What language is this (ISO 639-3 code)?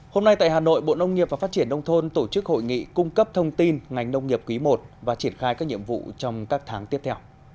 vie